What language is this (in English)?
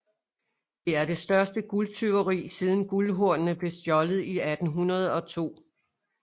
Danish